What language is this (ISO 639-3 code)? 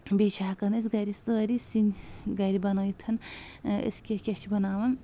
kas